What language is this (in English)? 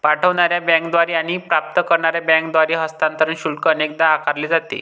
Marathi